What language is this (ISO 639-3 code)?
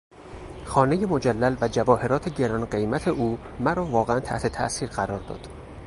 fas